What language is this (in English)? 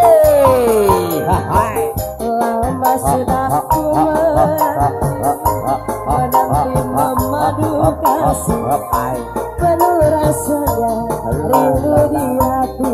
Indonesian